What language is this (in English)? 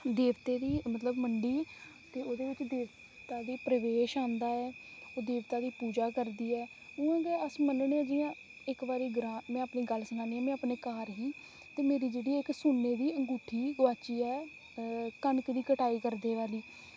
Dogri